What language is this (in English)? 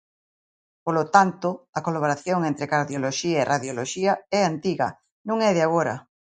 Galician